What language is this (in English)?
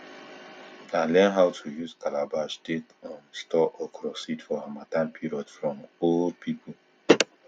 Nigerian Pidgin